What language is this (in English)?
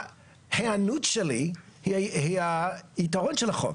Hebrew